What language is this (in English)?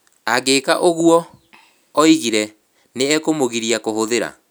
Kikuyu